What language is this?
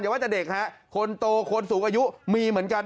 Thai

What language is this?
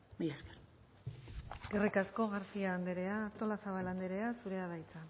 Basque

